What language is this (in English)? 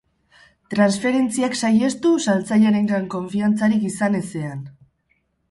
Basque